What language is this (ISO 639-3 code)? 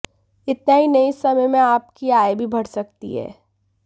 hin